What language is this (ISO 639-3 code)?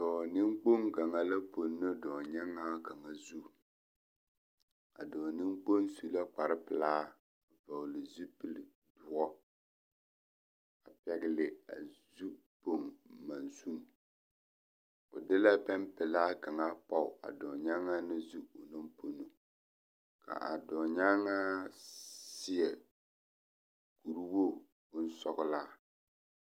dga